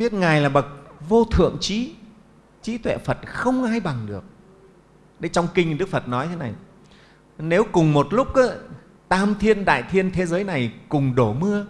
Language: Vietnamese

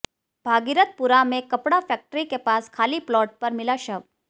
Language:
Hindi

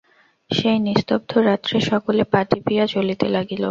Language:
Bangla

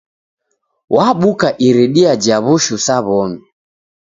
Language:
Taita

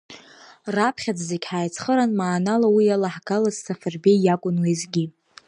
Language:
Abkhazian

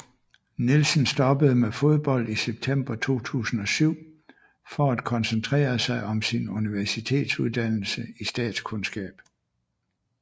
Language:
Danish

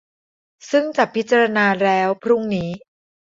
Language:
Thai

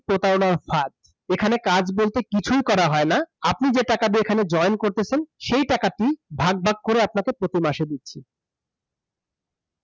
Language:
Bangla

